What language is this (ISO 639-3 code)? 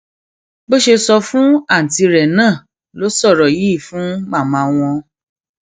yor